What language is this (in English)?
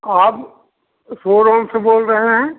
Hindi